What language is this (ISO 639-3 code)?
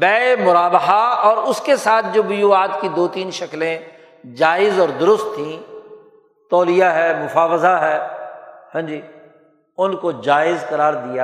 urd